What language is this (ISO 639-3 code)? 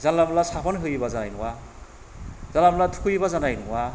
brx